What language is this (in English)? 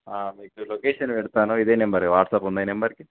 Telugu